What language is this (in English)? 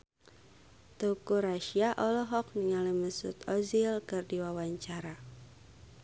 Sundanese